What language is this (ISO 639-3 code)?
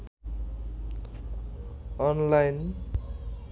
ben